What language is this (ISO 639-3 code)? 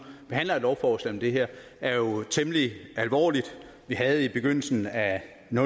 dan